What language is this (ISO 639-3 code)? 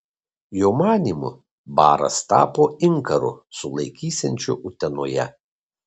lit